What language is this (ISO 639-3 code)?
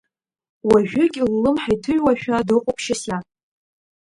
abk